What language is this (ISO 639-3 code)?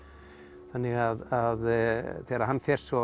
isl